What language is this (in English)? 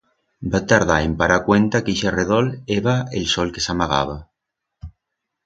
Aragonese